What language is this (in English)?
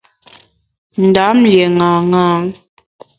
Bamun